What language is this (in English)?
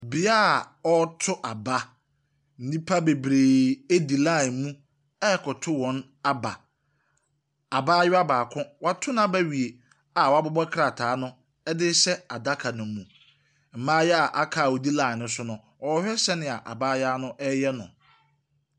Akan